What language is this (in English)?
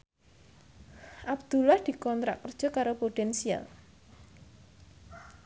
Javanese